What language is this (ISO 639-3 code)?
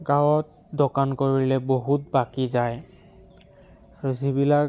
asm